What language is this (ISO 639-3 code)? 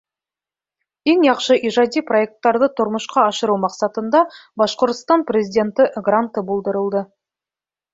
bak